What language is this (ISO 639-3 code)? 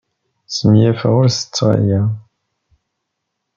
kab